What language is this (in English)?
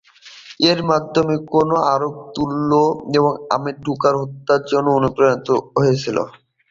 Bangla